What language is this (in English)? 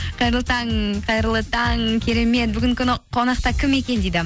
Kazakh